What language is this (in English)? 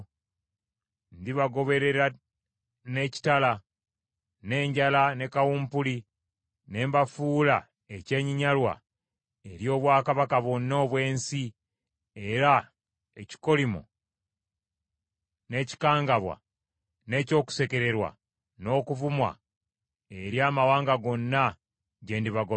Ganda